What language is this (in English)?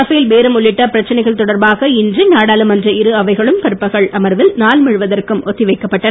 Tamil